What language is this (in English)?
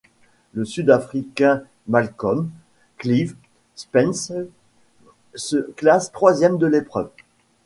French